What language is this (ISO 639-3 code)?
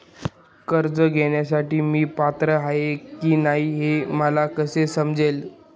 mar